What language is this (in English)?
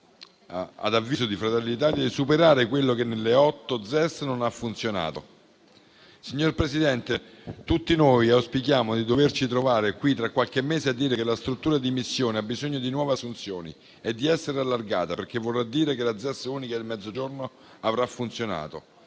Italian